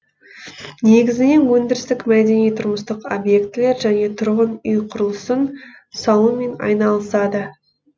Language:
Kazakh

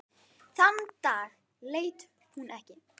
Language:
Icelandic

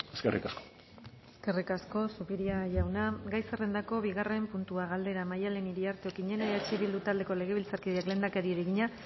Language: Basque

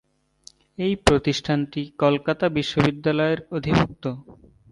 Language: Bangla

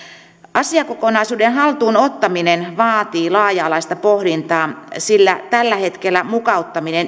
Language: Finnish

